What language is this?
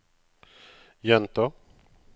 Norwegian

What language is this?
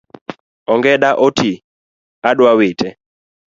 Luo (Kenya and Tanzania)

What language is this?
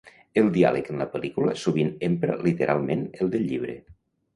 Catalan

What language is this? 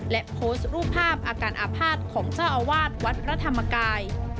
Thai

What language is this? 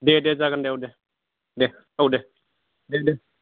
Bodo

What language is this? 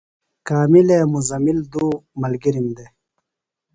Phalura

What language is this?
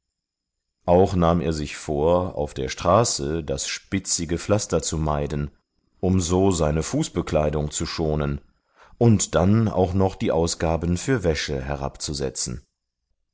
German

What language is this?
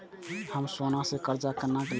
Maithili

